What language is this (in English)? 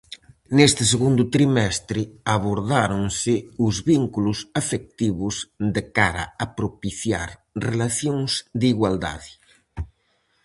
Galician